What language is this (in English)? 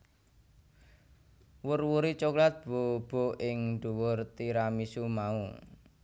Javanese